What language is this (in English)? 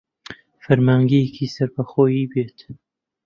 Central Kurdish